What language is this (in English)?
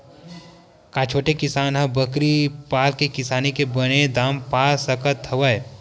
Chhattisgarhi